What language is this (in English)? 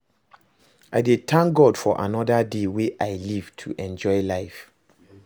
Nigerian Pidgin